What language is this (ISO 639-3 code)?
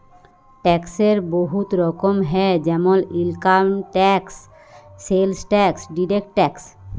ben